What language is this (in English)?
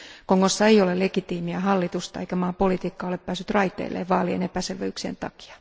Finnish